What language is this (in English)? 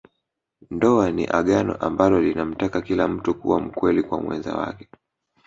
Swahili